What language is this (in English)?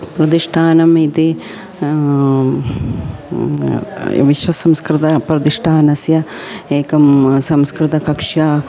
Sanskrit